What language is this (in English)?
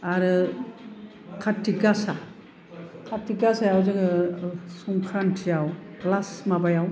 Bodo